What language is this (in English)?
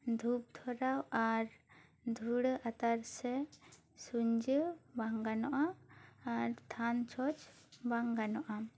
Santali